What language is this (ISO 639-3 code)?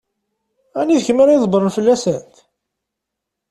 kab